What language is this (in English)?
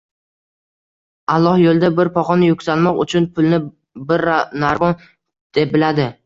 Uzbek